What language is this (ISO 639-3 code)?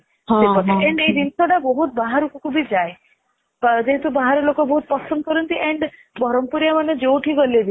ori